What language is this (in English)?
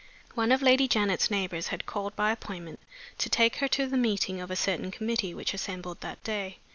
English